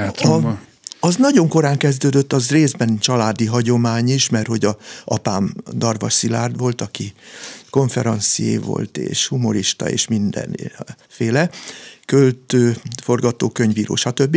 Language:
Hungarian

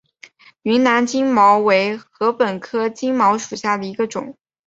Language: Chinese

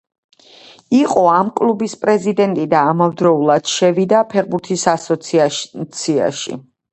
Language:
Georgian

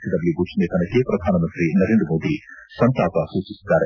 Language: Kannada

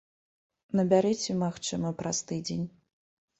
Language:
Belarusian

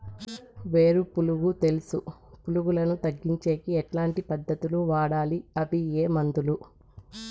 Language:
Telugu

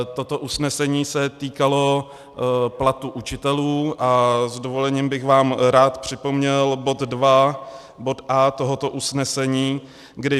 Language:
Czech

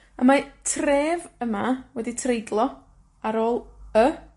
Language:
Welsh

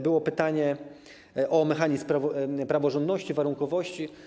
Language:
Polish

